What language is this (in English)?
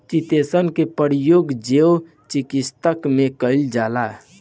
Bhojpuri